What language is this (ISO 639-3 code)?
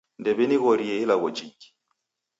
dav